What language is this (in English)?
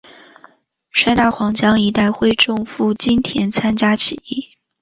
Chinese